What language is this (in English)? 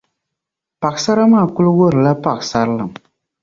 Dagbani